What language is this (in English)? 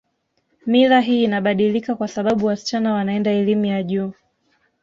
Swahili